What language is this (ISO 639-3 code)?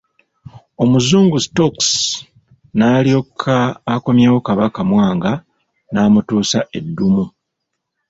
lug